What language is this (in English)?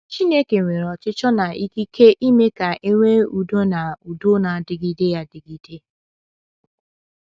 Igbo